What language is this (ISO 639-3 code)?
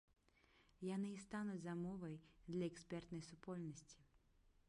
bel